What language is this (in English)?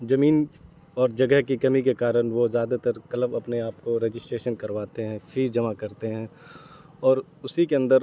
Urdu